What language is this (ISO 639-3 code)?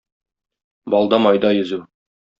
tat